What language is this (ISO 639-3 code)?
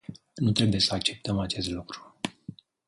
ron